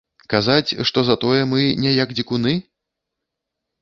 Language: Belarusian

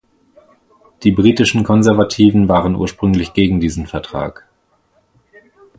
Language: German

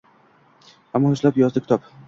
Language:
Uzbek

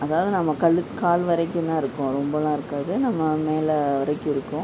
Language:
Tamil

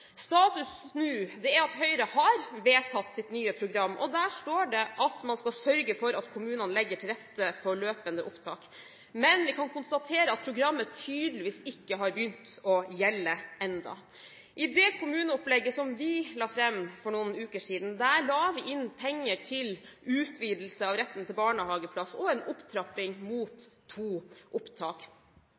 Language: Norwegian Bokmål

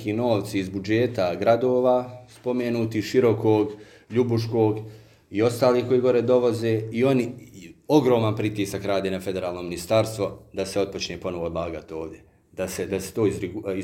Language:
Croatian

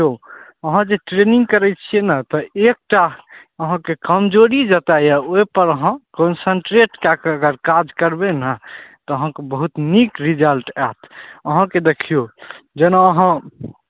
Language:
Maithili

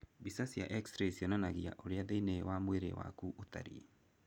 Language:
Kikuyu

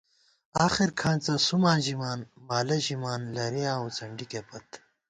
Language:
Gawar-Bati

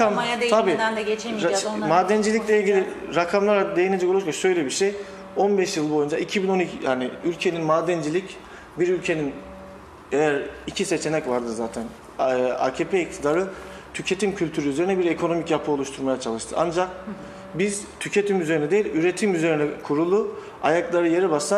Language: Turkish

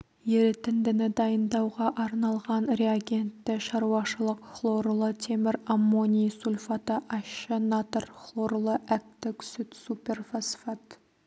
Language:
Kazakh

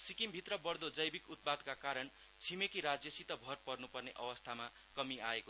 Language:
Nepali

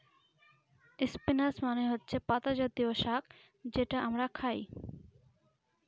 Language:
Bangla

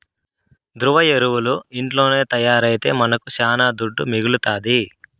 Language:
Telugu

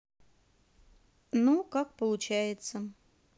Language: Russian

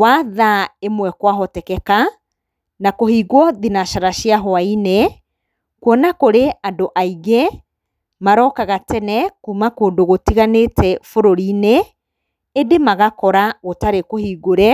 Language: Kikuyu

